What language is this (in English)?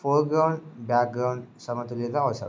Telugu